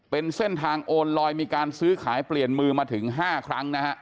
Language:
Thai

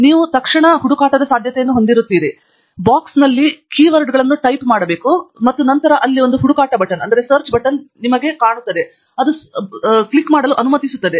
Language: Kannada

